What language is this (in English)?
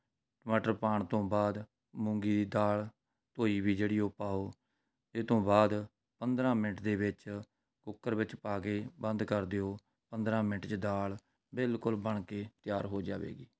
Punjabi